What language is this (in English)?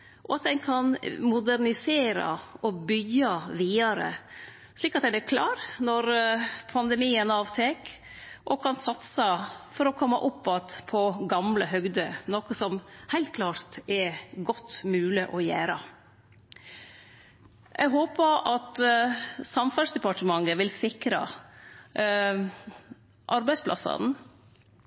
Norwegian Nynorsk